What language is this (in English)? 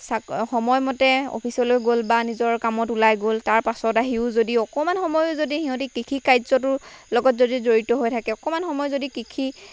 Assamese